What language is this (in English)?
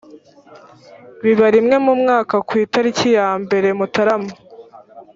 Kinyarwanda